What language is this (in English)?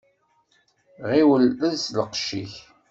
Kabyle